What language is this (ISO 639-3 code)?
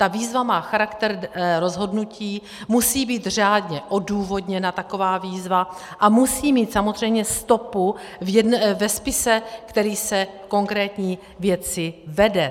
ces